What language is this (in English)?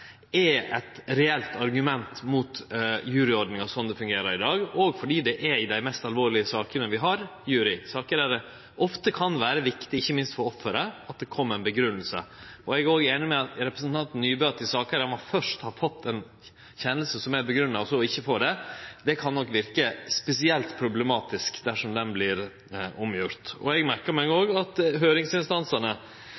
Norwegian Nynorsk